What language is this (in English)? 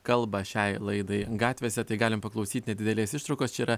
Lithuanian